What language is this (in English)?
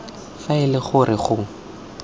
Tswana